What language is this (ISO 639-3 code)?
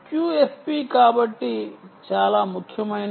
tel